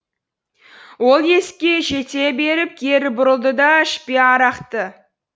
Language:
Kazakh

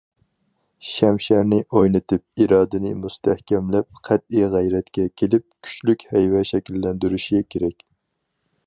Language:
Uyghur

